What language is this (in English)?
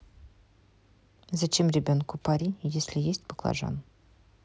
Russian